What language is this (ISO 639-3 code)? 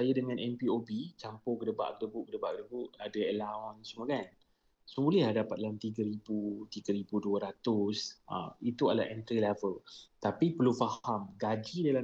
msa